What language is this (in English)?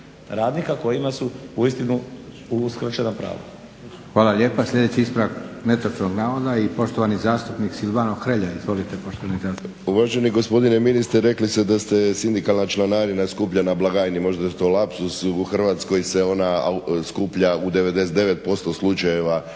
Croatian